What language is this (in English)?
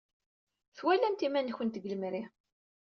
Kabyle